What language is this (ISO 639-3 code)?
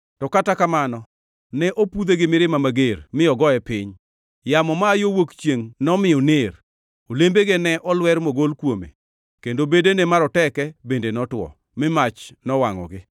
luo